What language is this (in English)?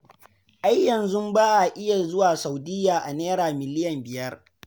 Hausa